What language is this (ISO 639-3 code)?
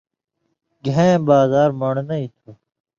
mvy